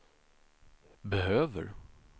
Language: Swedish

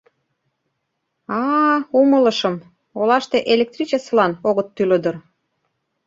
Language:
Mari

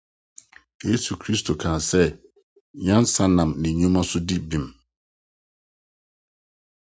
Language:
Akan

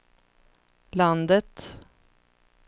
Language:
Swedish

